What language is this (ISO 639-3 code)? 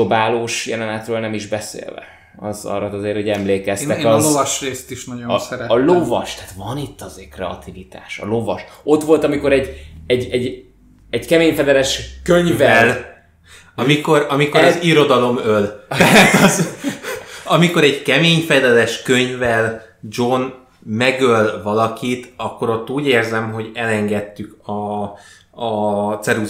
hun